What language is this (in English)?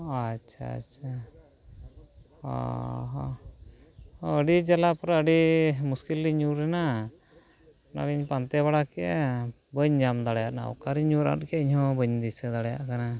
Santali